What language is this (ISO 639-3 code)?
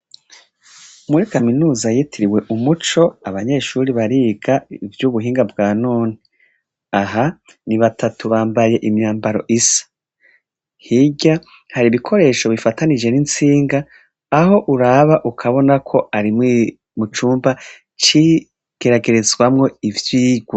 run